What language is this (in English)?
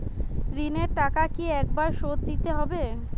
Bangla